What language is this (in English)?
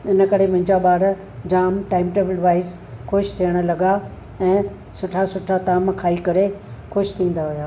Sindhi